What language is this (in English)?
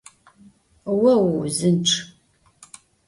Adyghe